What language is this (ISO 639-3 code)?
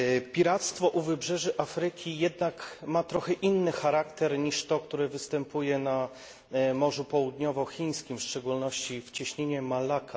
pol